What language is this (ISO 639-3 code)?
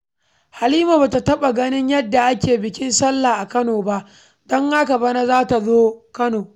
hau